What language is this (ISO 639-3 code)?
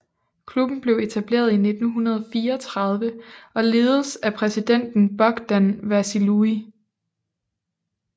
dan